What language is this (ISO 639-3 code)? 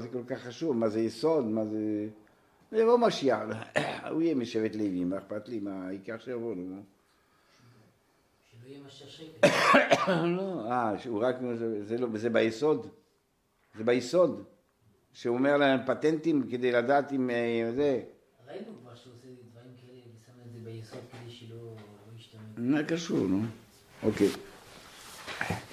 heb